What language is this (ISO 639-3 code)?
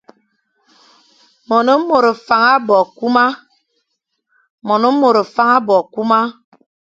fan